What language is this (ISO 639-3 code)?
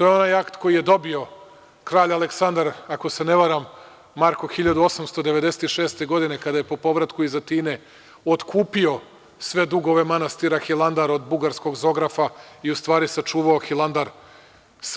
srp